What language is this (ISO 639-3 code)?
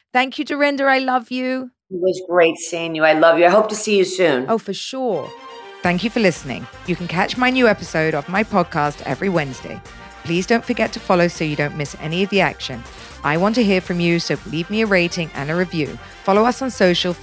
eng